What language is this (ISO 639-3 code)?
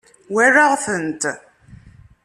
kab